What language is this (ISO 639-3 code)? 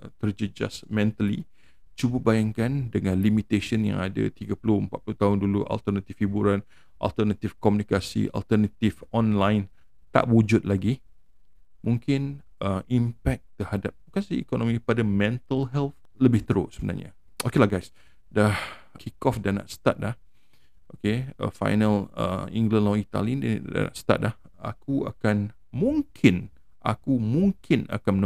msa